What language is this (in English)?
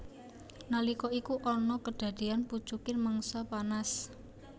Javanese